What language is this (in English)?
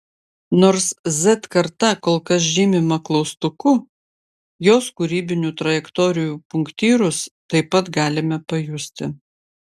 Lithuanian